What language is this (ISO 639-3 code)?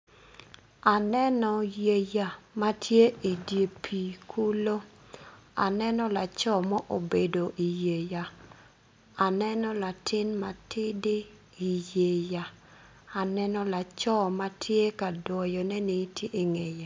ach